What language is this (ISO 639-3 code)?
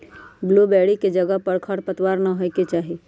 mag